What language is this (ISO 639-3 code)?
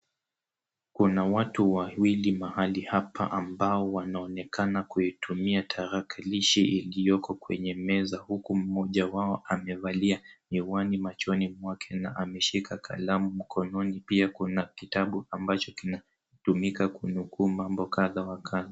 swa